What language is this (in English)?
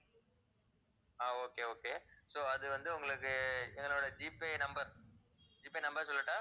Tamil